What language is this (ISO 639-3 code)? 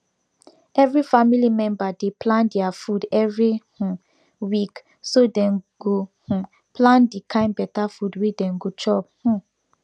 pcm